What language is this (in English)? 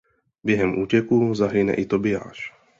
Czech